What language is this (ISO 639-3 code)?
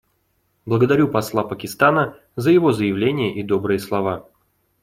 rus